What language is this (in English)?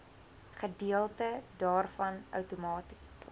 Afrikaans